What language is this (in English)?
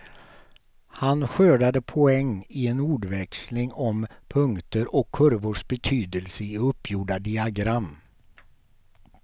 Swedish